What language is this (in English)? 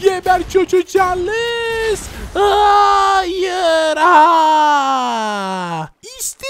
Turkish